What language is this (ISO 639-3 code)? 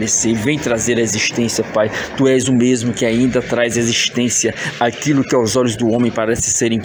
por